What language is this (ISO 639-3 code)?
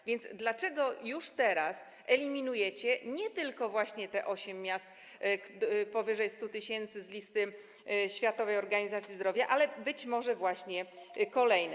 pol